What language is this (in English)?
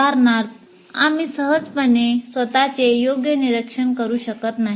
Marathi